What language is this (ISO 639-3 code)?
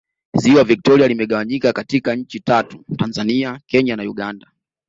swa